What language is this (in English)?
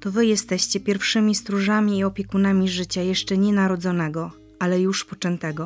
Polish